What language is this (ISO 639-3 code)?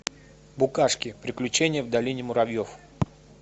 rus